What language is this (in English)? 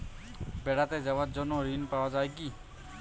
Bangla